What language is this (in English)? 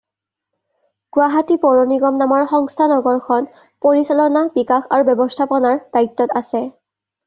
Assamese